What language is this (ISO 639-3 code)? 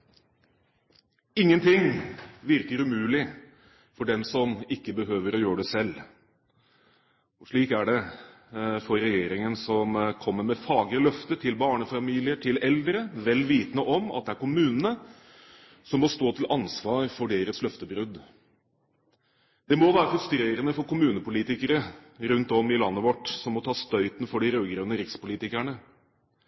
nob